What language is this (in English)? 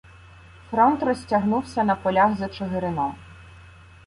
Ukrainian